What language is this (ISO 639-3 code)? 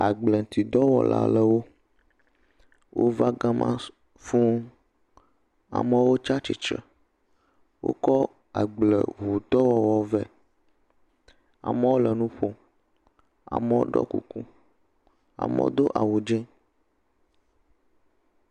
ewe